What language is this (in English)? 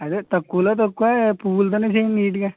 Telugu